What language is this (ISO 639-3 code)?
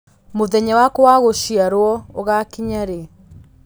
kik